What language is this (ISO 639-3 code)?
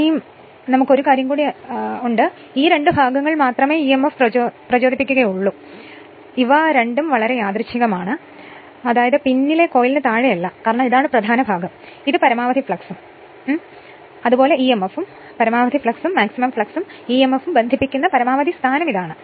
mal